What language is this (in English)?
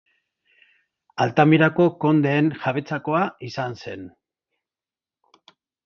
Basque